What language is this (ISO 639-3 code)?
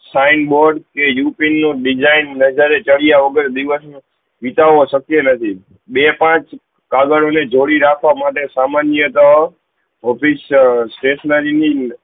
guj